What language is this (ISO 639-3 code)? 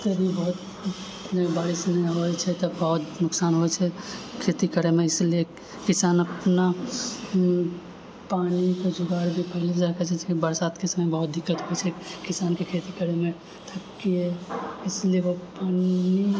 mai